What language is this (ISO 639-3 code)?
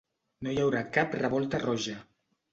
cat